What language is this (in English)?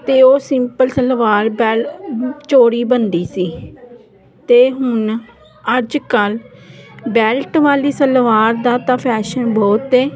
Punjabi